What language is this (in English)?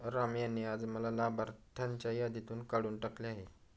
Marathi